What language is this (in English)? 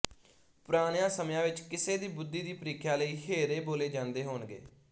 Punjabi